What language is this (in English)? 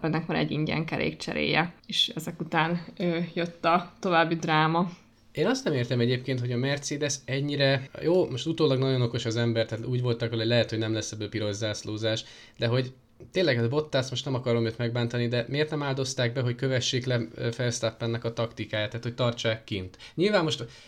Hungarian